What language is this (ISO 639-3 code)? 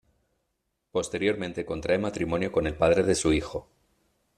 spa